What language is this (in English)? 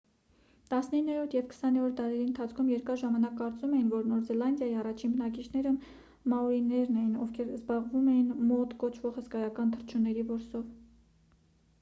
Armenian